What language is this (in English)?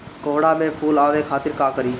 Bhojpuri